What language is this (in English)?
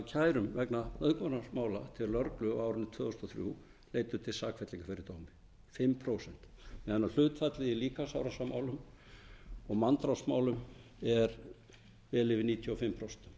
Icelandic